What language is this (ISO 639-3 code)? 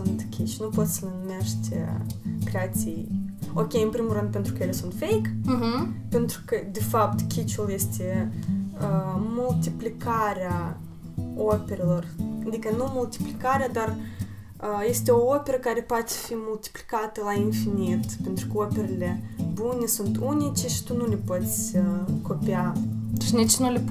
ron